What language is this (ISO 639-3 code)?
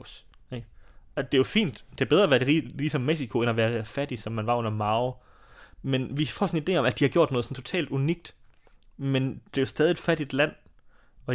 dan